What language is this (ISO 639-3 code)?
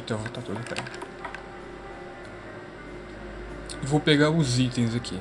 por